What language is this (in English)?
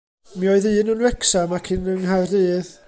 Welsh